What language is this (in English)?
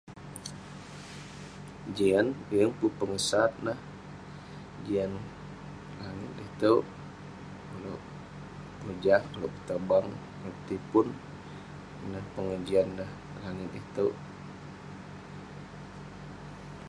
Western Penan